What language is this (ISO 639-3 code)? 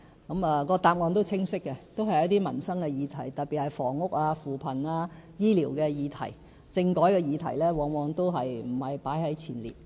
yue